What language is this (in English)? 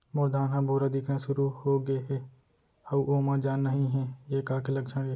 Chhattisgarhi